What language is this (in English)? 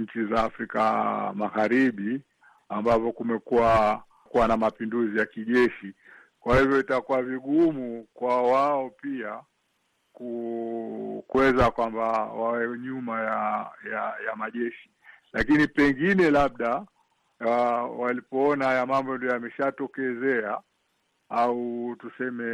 Swahili